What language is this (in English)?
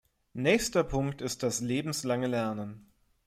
German